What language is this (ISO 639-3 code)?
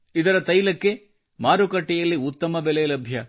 kan